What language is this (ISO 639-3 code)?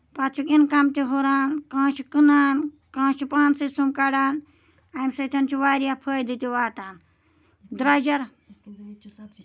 kas